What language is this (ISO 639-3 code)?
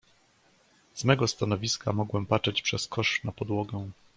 pol